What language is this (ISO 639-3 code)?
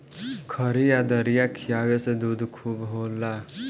bho